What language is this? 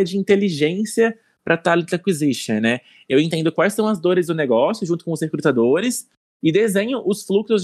Portuguese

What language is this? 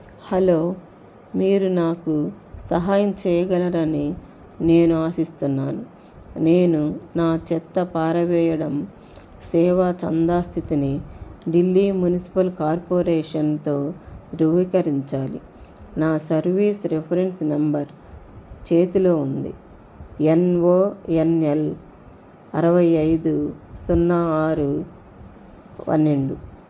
Telugu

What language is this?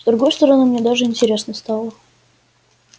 Russian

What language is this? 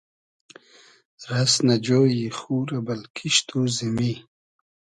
Hazaragi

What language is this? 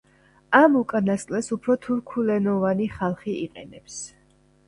Georgian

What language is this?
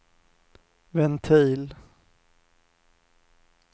Swedish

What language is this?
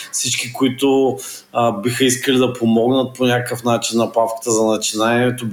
Bulgarian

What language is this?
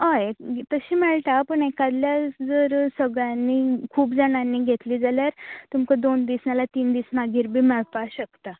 Konkani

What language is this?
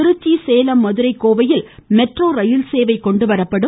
Tamil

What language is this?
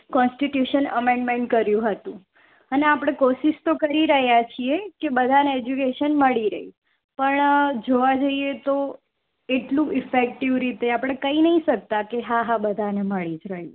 Gujarati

